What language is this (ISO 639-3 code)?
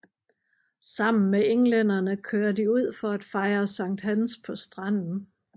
dan